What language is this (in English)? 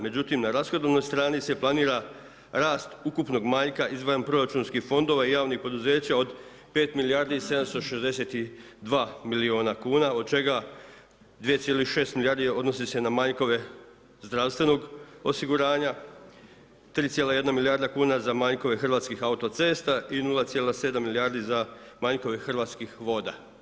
Croatian